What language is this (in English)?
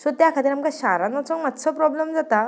Konkani